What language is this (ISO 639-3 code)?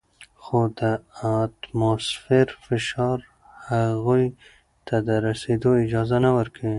pus